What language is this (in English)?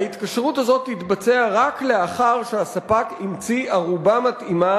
Hebrew